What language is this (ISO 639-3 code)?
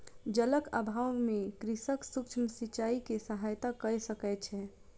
mai